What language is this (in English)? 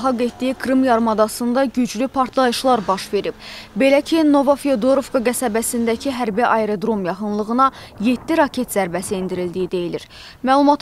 Turkish